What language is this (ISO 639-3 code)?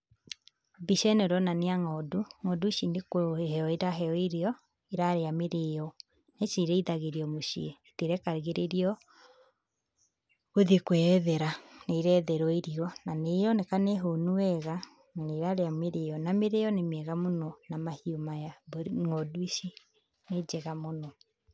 kik